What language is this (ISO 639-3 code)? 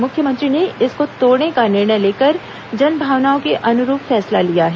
hin